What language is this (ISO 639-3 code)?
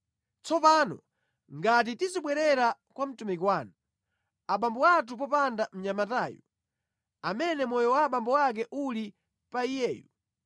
nya